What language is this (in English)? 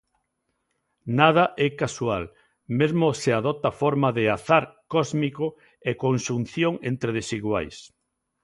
Galician